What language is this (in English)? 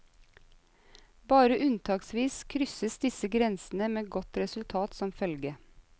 Norwegian